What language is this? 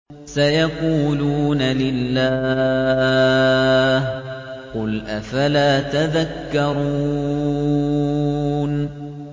Arabic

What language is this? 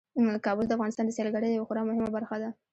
Pashto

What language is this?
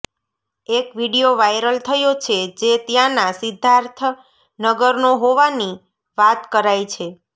Gujarati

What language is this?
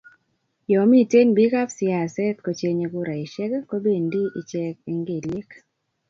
Kalenjin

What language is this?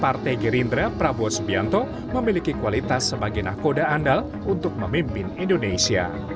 Indonesian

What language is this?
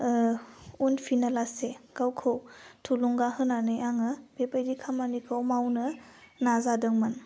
Bodo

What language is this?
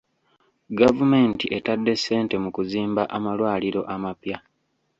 Ganda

